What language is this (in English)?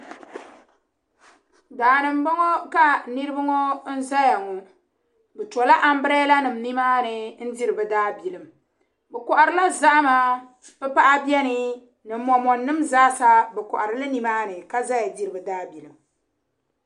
Dagbani